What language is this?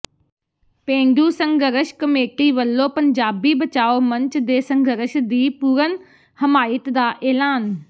Punjabi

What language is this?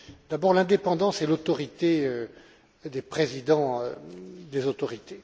French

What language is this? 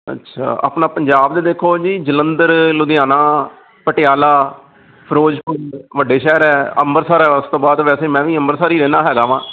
Punjabi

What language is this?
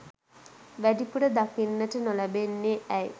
Sinhala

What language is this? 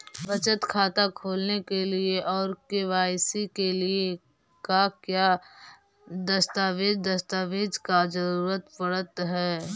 Magahi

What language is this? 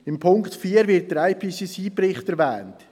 Swiss German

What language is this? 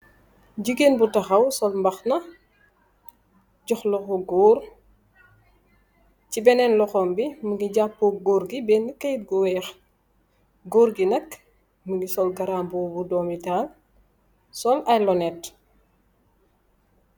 Wolof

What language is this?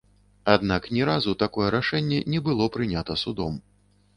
Belarusian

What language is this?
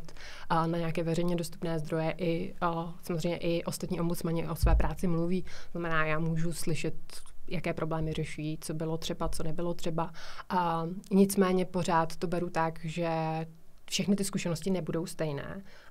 Czech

